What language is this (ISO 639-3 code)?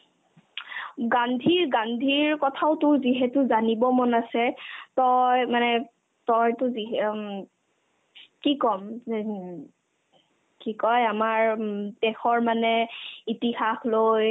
asm